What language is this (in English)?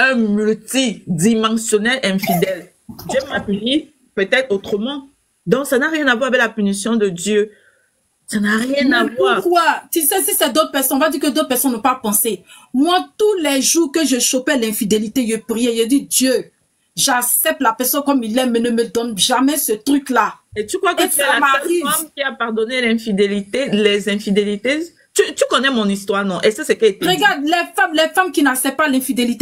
French